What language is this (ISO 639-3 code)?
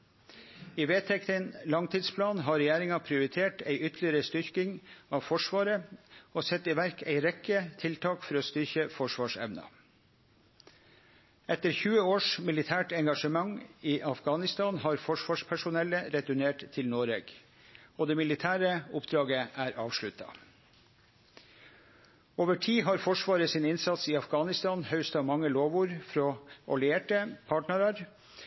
nno